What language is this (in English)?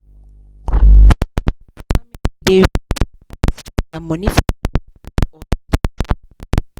Nigerian Pidgin